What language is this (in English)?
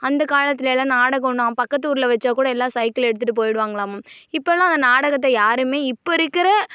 Tamil